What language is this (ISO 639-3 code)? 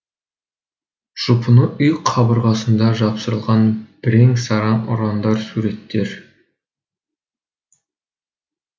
kaz